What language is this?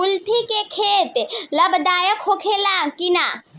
Bhojpuri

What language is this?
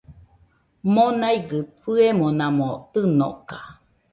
Nüpode Huitoto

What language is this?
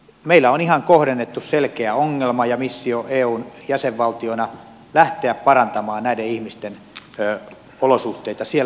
Finnish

